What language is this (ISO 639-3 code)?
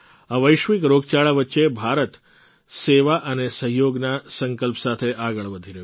guj